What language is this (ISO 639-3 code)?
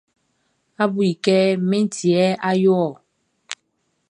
bci